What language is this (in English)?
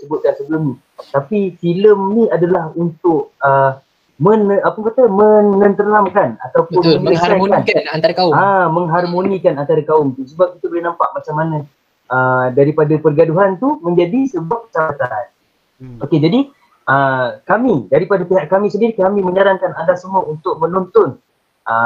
Malay